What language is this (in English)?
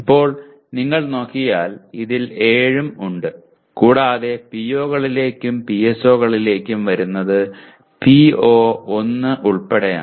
Malayalam